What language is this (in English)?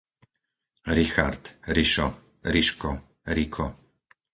Slovak